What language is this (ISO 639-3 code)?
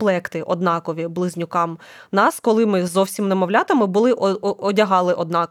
ukr